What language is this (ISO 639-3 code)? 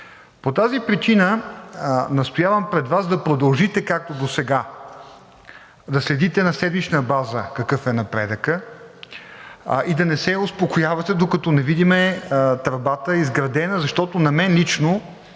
bul